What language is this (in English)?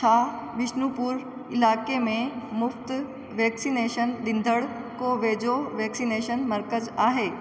Sindhi